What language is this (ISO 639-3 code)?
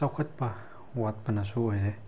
mni